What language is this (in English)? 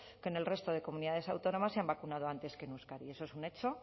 Spanish